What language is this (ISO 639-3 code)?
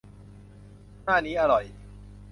tha